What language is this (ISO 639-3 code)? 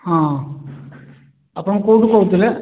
ori